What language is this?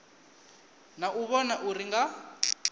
Venda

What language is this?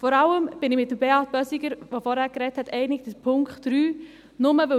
Swiss German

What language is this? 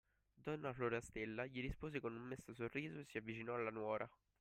Italian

